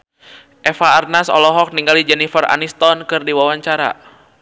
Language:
Sundanese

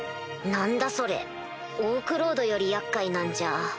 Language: Japanese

